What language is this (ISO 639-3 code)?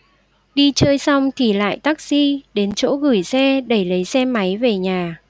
vie